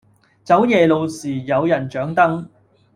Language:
Cantonese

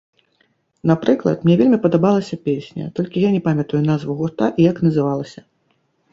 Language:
Belarusian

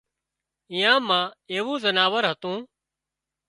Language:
Wadiyara Koli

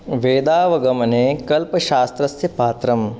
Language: Sanskrit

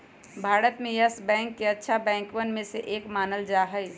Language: Magahi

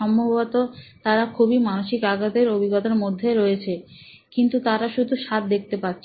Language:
Bangla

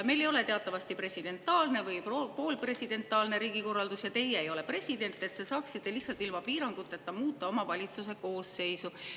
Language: Estonian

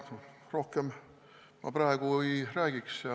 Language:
Estonian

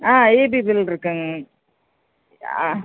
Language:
Tamil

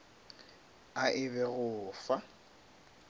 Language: Northern Sotho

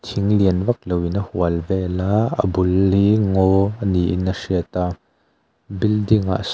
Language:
Mizo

